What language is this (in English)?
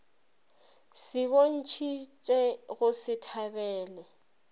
Northern Sotho